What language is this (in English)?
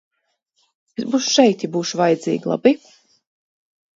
Latvian